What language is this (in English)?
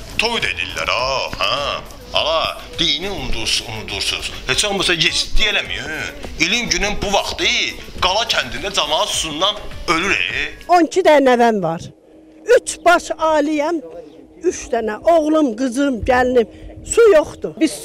Turkish